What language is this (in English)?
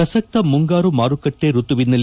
Kannada